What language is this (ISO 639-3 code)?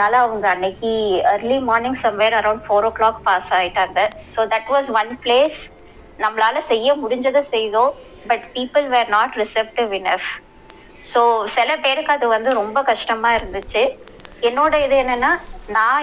tam